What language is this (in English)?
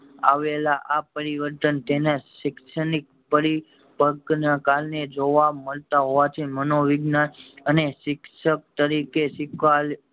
Gujarati